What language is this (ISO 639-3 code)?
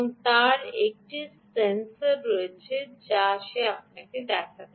ben